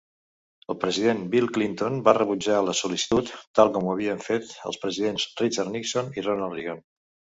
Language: Catalan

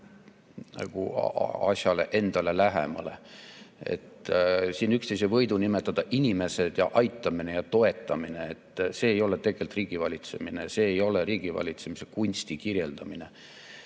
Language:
Estonian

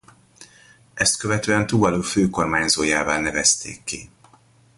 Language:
Hungarian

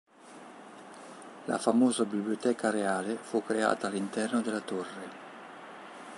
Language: Italian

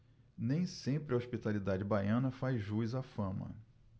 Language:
Portuguese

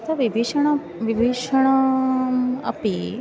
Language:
Sanskrit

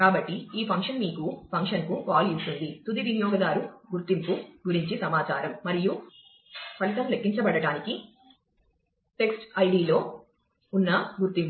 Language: Telugu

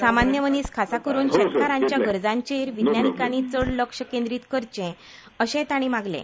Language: Konkani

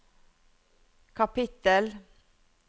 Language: Norwegian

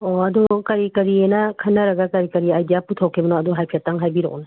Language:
Manipuri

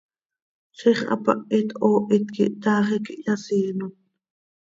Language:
Seri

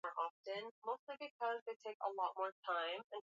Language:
Swahili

